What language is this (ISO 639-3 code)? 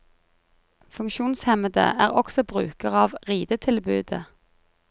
nor